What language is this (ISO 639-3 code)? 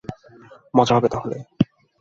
ben